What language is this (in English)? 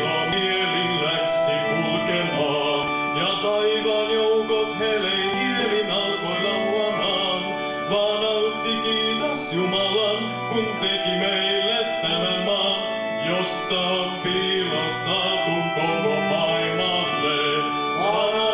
Finnish